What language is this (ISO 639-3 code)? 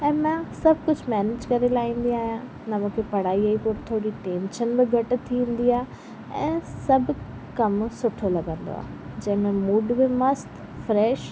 snd